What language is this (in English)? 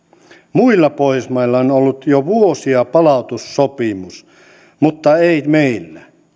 Finnish